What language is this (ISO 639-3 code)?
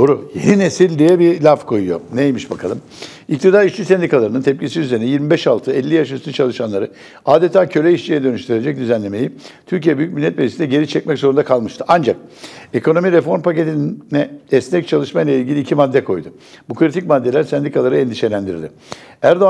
tur